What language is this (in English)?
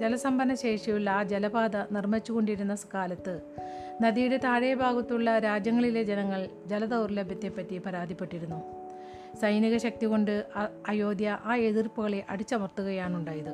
Malayalam